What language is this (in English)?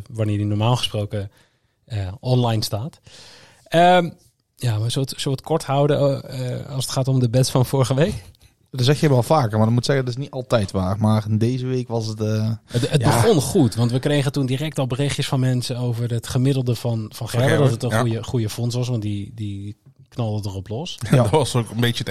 Dutch